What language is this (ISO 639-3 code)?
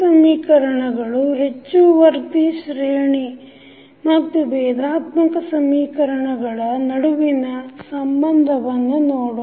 kan